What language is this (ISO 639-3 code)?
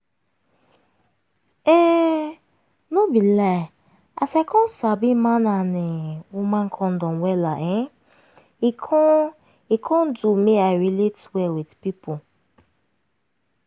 pcm